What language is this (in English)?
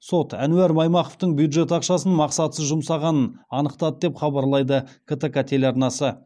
Kazakh